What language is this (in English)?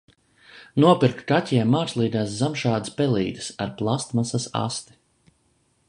Latvian